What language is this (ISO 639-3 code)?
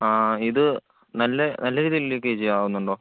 mal